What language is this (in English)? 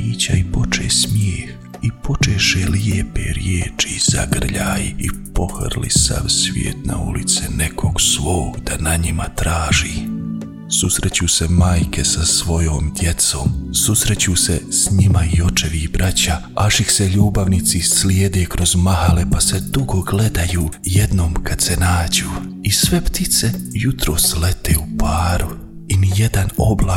Croatian